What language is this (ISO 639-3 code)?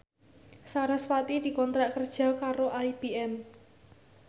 jav